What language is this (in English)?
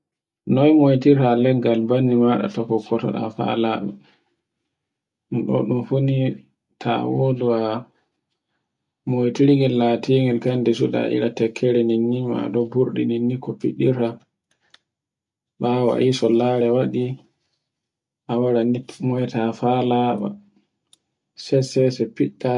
Borgu Fulfulde